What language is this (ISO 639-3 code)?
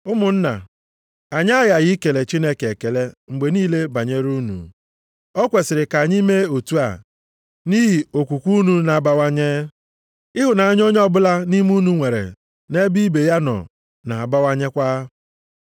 ibo